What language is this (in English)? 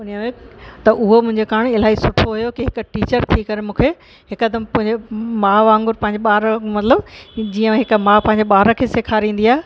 Sindhi